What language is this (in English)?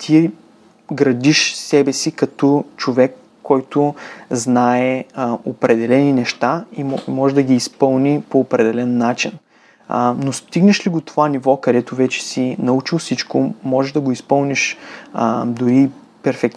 Bulgarian